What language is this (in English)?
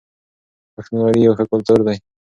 Pashto